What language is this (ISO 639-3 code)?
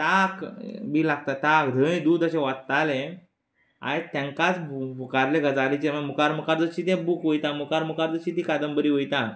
kok